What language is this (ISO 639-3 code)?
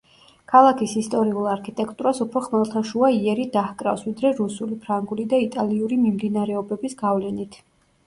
kat